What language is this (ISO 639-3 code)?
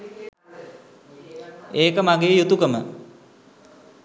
sin